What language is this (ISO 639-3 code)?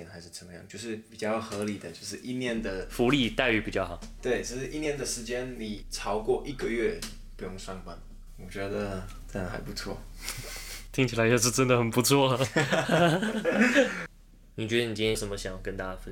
zho